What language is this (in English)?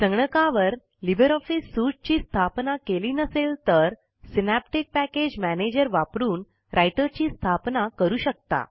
Marathi